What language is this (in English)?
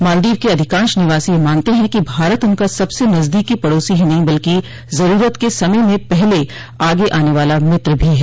Hindi